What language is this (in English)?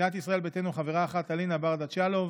Hebrew